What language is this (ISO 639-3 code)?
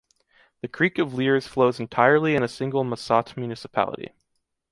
eng